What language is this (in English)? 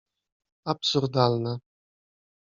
Polish